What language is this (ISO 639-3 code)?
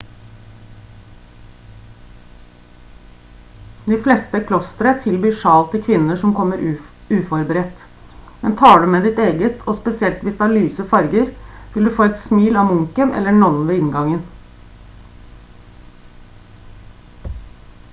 nob